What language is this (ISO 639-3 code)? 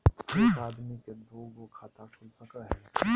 mag